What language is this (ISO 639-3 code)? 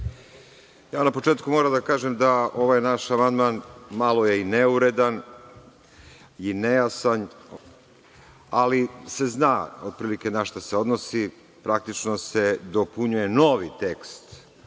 srp